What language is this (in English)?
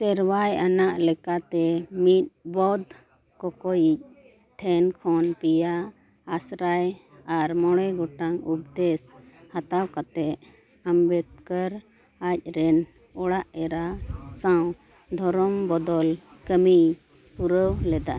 Santali